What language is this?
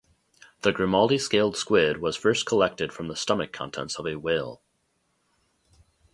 English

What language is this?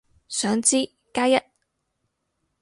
Cantonese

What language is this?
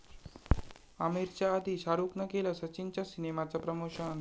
Marathi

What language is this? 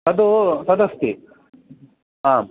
Sanskrit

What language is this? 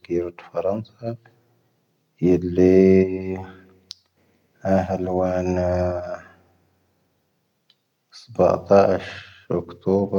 Tahaggart Tamahaq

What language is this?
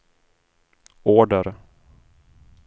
Swedish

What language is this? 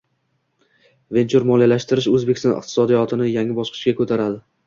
Uzbek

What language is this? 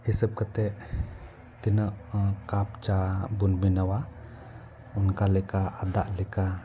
Santali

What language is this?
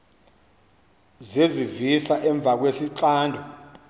Xhosa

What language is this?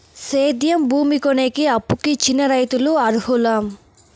Telugu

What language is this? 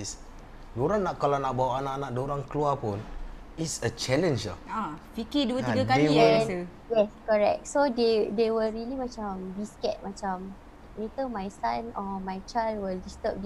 Malay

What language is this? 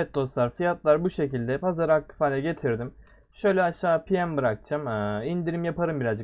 Turkish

